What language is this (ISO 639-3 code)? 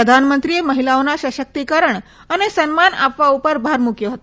guj